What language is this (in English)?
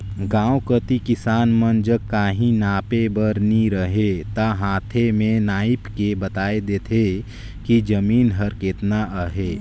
Chhattisgarhi